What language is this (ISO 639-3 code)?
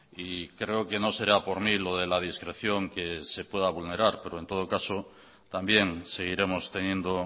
spa